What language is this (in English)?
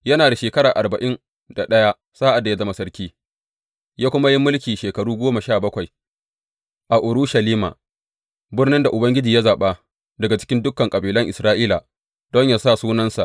Hausa